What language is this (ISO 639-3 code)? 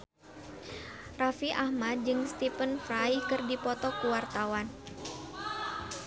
sun